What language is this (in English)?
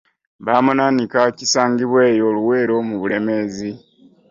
Ganda